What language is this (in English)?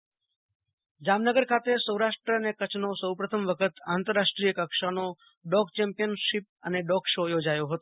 Gujarati